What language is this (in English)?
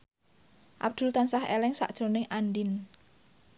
Javanese